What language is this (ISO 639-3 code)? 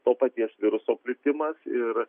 lit